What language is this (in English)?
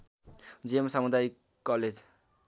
Nepali